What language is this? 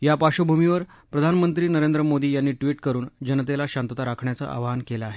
Marathi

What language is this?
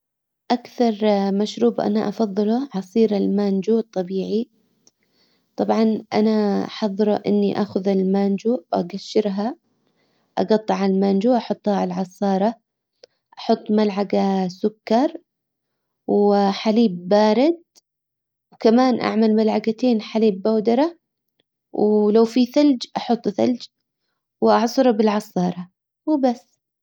Hijazi Arabic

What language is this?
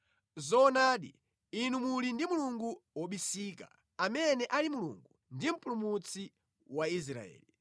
Nyanja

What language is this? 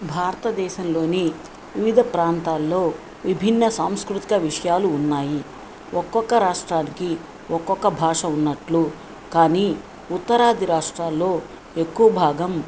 Telugu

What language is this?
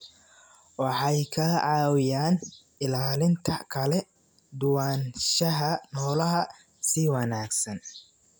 Somali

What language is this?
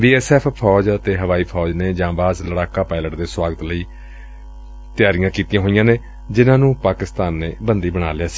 Punjabi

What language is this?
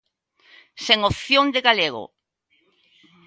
Galician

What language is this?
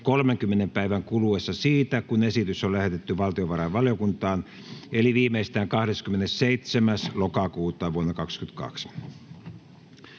Finnish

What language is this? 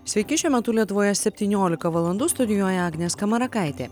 Lithuanian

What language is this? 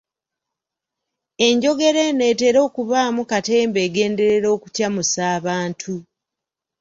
Ganda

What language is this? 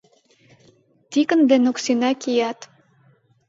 Mari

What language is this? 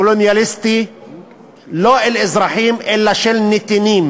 Hebrew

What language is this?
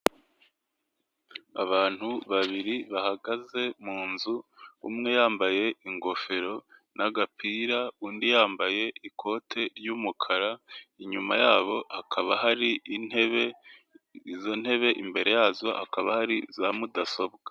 Kinyarwanda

